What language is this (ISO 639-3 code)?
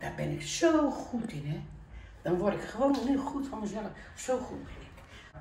nld